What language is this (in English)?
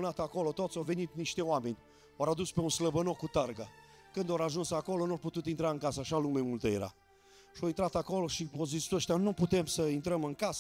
Romanian